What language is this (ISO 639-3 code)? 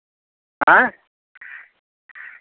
mai